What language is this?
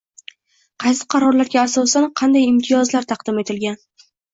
Uzbek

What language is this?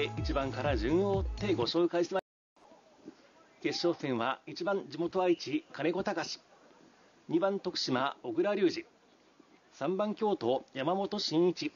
Japanese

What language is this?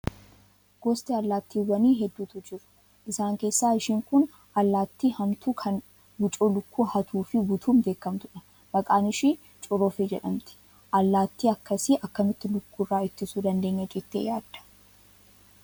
Oromo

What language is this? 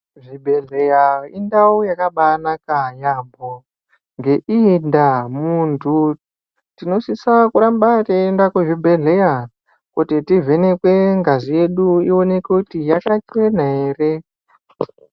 Ndau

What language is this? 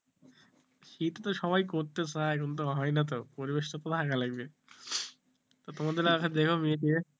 Bangla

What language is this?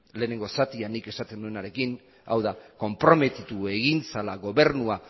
Basque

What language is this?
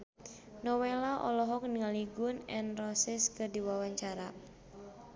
Sundanese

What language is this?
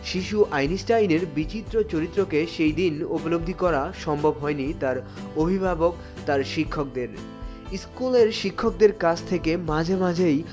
Bangla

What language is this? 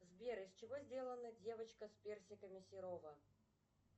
Russian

